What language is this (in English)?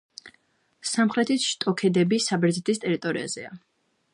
Georgian